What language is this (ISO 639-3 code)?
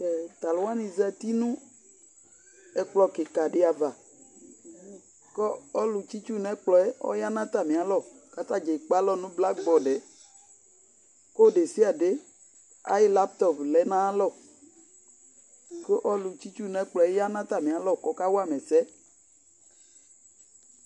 kpo